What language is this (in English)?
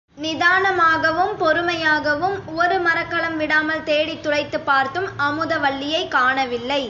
Tamil